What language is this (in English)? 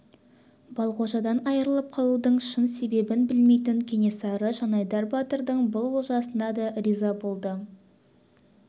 Kazakh